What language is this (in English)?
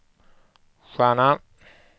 Swedish